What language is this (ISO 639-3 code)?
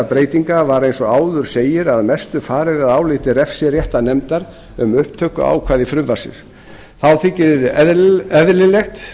isl